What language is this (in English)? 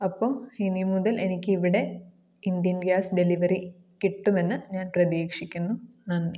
Malayalam